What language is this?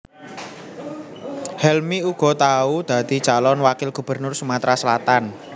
Javanese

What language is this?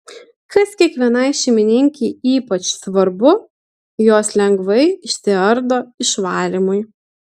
Lithuanian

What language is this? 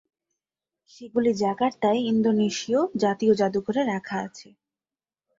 Bangla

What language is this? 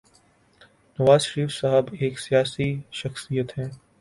Urdu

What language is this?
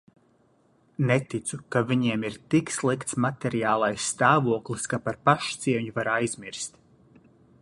Latvian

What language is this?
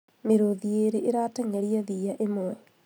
Kikuyu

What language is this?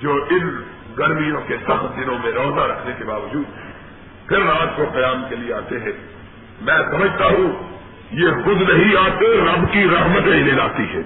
Urdu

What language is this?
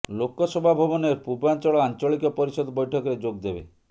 Odia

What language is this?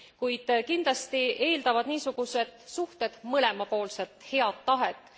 Estonian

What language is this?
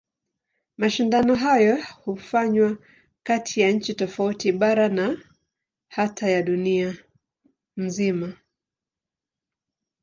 Swahili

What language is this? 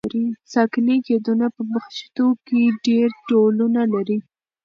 Pashto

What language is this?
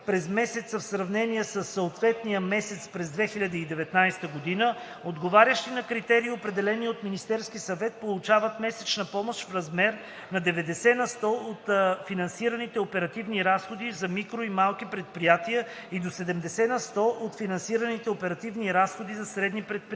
Bulgarian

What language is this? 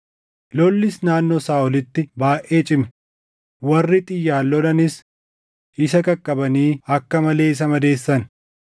Oromo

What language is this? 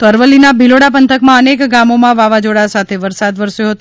Gujarati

